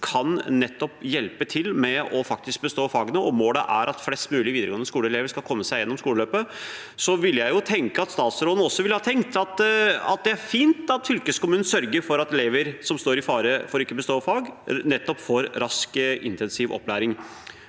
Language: Norwegian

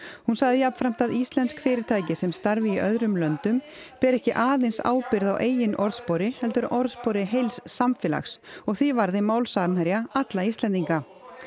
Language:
Icelandic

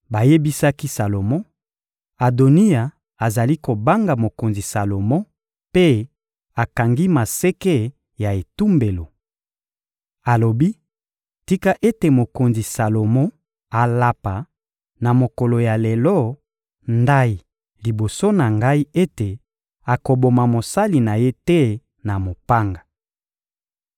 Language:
Lingala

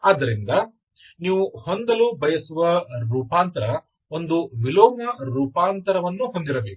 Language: Kannada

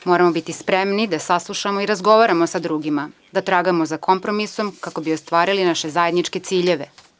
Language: Serbian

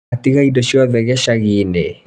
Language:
Kikuyu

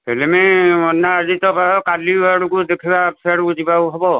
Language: Odia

